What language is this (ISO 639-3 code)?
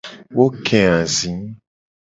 gej